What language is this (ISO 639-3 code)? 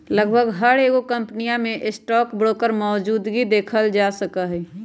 mag